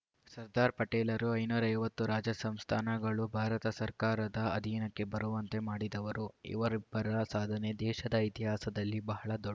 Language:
Kannada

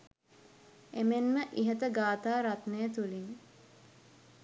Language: Sinhala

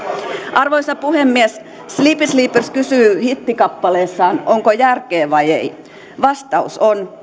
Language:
Finnish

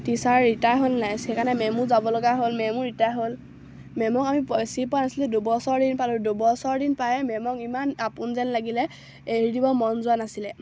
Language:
Assamese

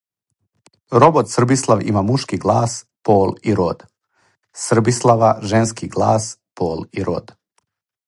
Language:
Serbian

